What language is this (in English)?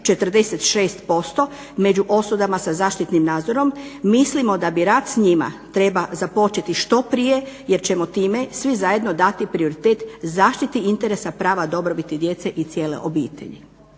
Croatian